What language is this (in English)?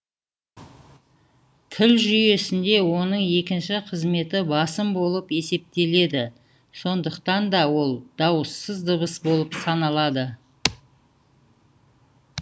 Kazakh